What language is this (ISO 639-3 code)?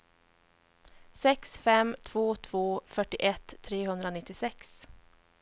swe